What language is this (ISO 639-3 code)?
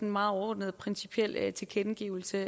dan